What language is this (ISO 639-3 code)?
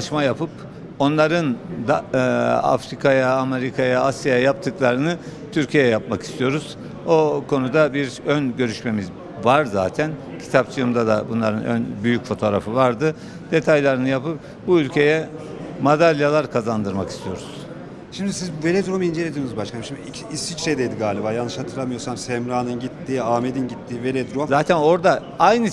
tur